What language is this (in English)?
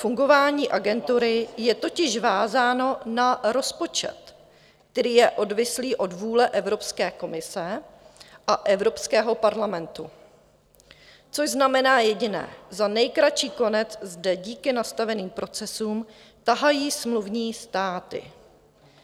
Czech